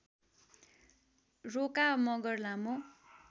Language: Nepali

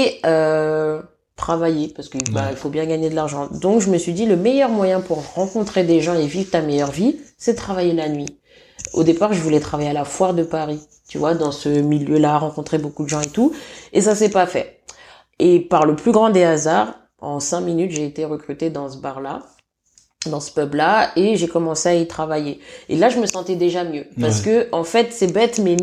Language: French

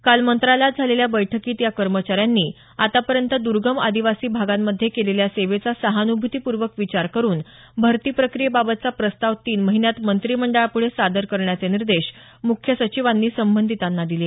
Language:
Marathi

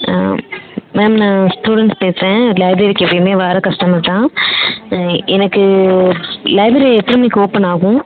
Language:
Tamil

